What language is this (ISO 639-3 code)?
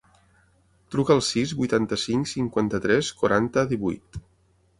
cat